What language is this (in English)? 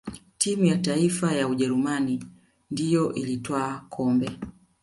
Swahili